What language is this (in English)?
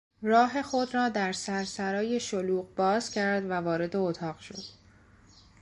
Persian